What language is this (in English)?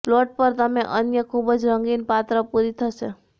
Gujarati